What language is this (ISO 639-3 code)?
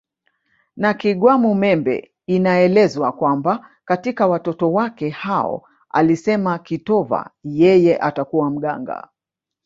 swa